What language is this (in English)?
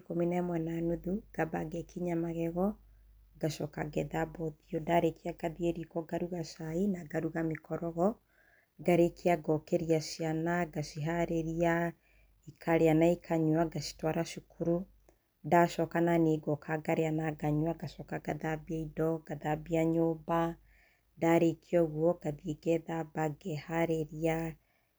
Kikuyu